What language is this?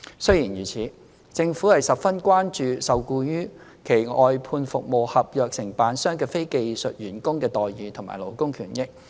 Cantonese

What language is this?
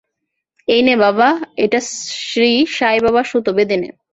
Bangla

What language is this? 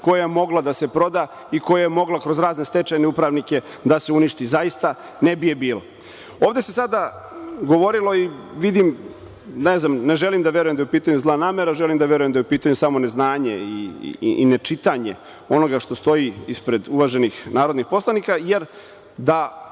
Serbian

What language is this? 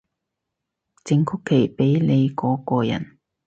Cantonese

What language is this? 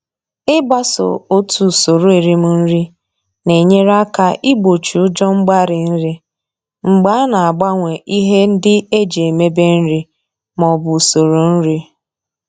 Igbo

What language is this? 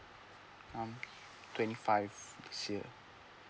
English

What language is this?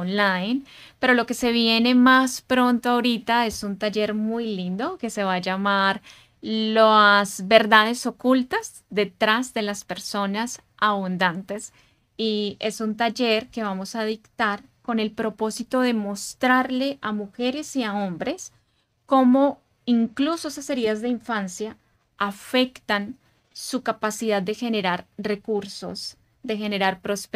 Spanish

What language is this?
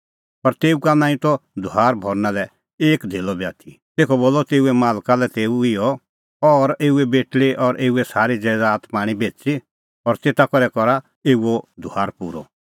Kullu Pahari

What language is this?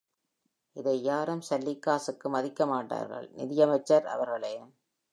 Tamil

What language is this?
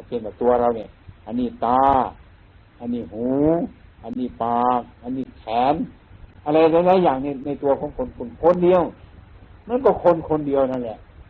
Thai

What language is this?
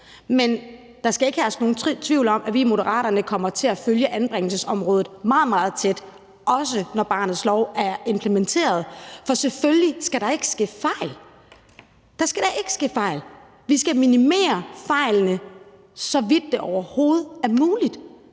Danish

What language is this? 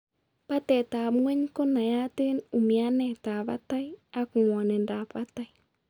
Kalenjin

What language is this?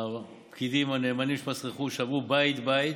Hebrew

